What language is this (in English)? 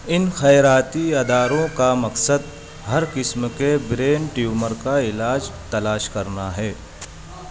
Urdu